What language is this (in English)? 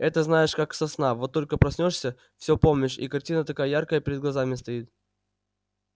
Russian